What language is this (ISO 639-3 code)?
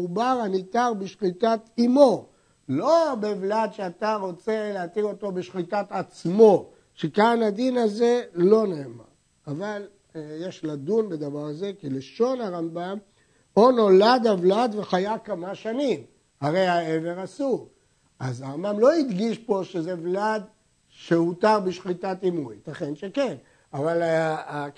heb